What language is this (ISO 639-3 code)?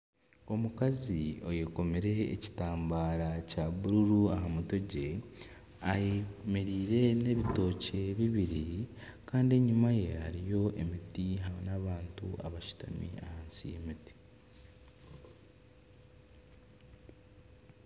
nyn